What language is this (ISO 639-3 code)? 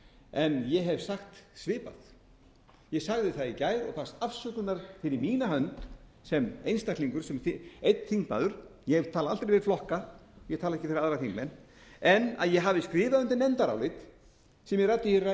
isl